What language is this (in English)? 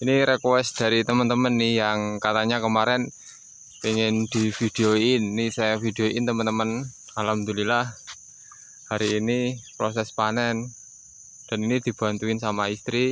Indonesian